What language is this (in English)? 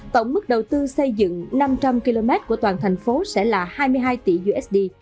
Vietnamese